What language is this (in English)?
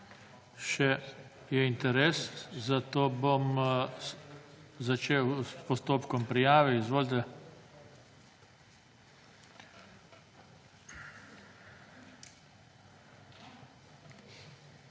Slovenian